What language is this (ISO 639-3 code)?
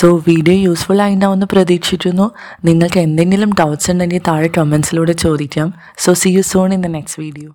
mal